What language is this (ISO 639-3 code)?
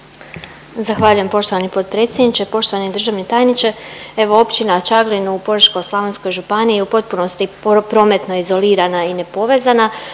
hrv